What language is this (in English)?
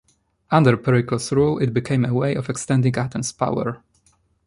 English